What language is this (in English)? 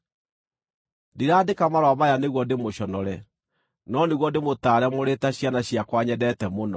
Kikuyu